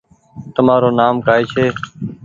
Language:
Goaria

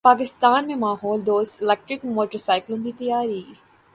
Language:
Urdu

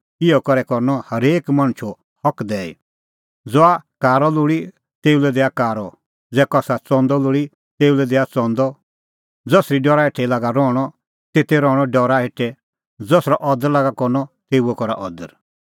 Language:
Kullu Pahari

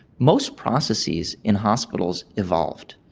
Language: English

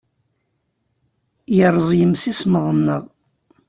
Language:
Kabyle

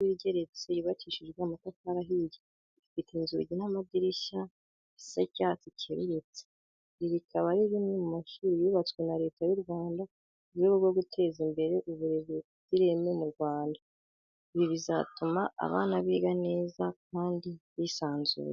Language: Kinyarwanda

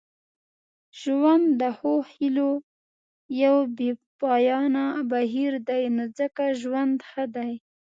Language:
Pashto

